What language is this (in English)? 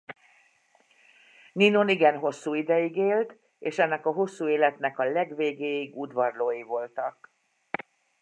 Hungarian